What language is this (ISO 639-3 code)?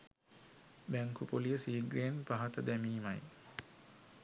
sin